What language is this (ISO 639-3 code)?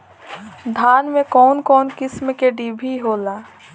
bho